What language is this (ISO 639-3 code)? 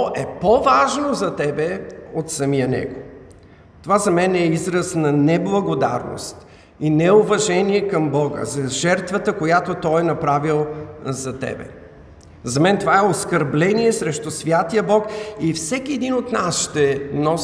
bul